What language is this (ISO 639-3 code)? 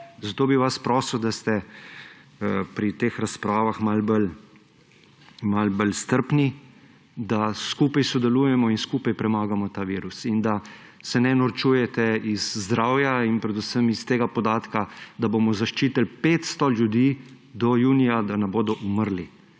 slv